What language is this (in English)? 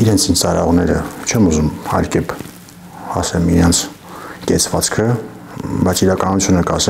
Turkish